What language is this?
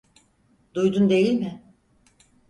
Turkish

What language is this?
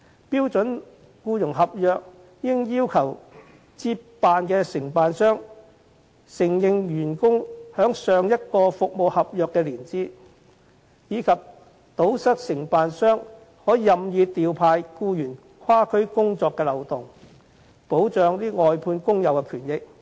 Cantonese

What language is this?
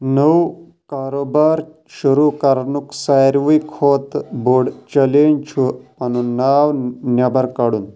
Kashmiri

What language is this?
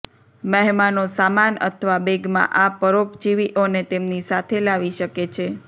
Gujarati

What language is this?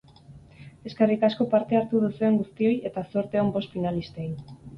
Basque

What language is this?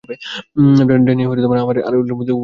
Bangla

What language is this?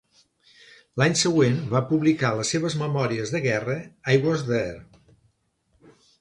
Catalan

